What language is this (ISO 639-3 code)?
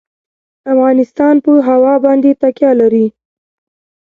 pus